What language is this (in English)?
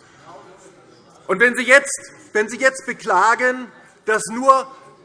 German